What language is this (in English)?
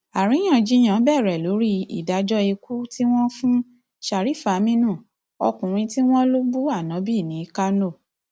Yoruba